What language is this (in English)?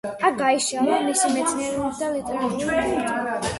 Georgian